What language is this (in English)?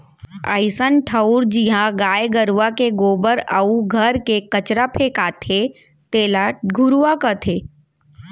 Chhattisgarhi